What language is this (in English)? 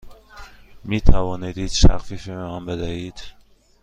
Persian